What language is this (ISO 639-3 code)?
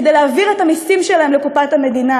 heb